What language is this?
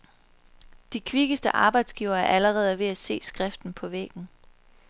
Danish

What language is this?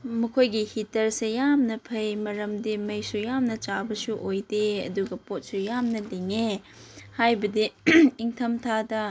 Manipuri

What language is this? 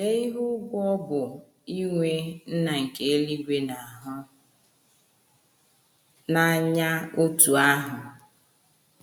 Igbo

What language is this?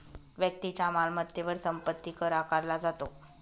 Marathi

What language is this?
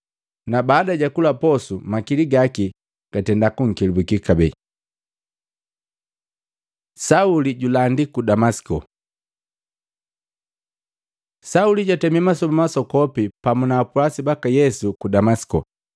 Matengo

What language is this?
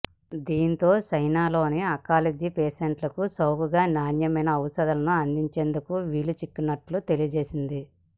Telugu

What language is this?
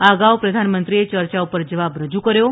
Gujarati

